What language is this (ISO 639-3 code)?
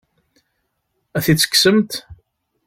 kab